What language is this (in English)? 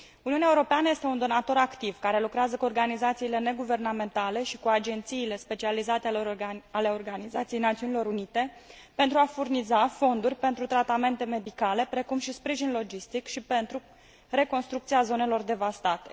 Romanian